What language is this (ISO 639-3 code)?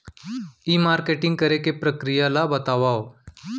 hne